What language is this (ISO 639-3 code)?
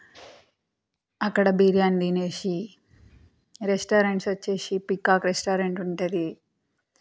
tel